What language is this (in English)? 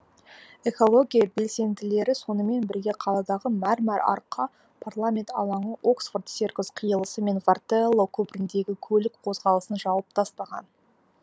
Kazakh